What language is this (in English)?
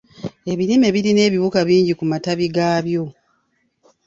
Ganda